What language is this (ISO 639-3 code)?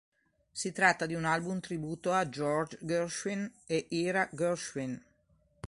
ita